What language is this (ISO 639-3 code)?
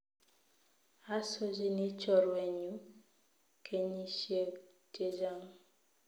kln